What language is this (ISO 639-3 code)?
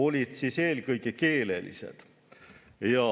est